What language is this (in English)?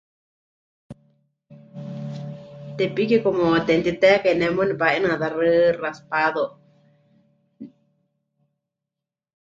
Huichol